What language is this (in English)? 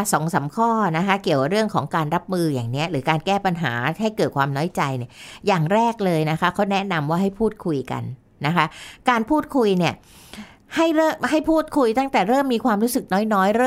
Thai